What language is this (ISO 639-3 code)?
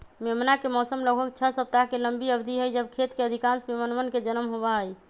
mag